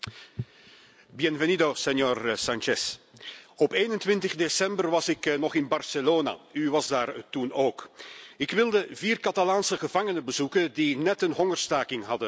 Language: Dutch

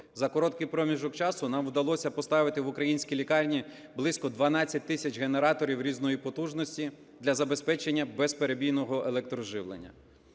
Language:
Ukrainian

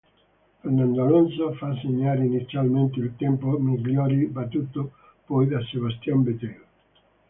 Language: Italian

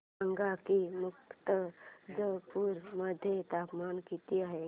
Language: Marathi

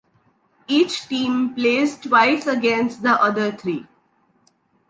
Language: English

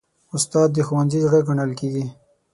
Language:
Pashto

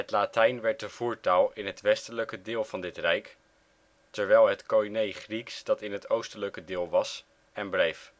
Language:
Dutch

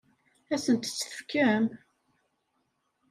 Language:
Kabyle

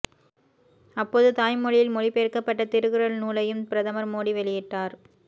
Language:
Tamil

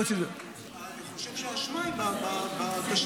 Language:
Hebrew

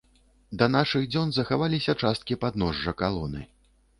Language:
Belarusian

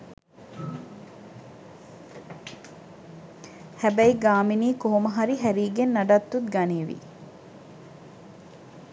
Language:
Sinhala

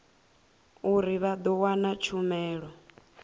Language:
Venda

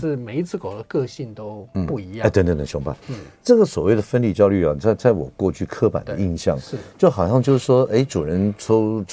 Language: Chinese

